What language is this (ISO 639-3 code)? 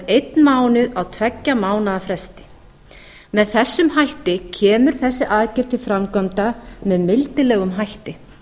isl